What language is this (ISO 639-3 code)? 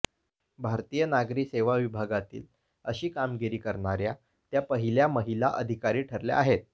mar